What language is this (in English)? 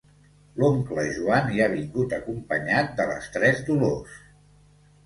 Catalan